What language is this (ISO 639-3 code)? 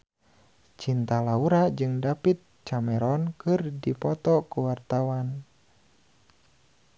sun